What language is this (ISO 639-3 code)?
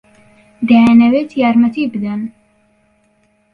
ckb